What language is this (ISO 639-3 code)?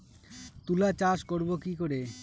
ben